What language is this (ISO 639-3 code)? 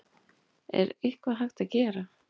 isl